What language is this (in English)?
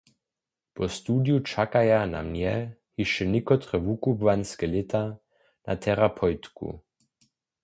Upper Sorbian